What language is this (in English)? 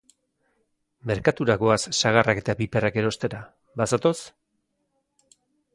Basque